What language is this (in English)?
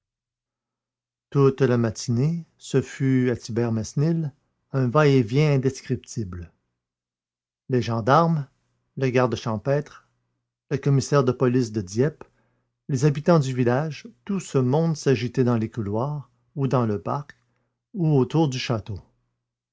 French